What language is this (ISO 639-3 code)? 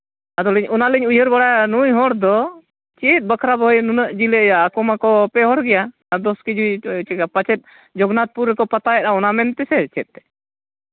sat